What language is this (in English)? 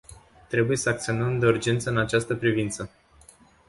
Romanian